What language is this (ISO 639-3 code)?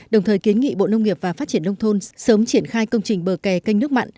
vie